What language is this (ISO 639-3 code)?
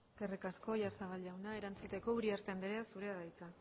eus